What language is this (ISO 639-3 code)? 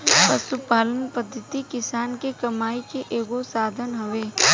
bho